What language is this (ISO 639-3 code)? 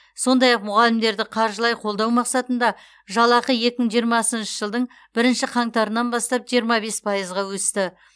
kaz